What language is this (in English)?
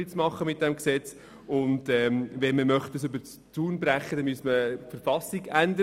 Swiss German